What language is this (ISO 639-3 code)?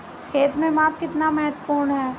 hin